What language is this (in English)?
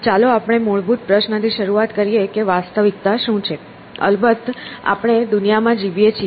Gujarati